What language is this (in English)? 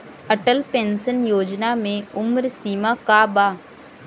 Bhojpuri